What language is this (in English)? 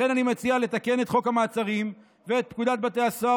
Hebrew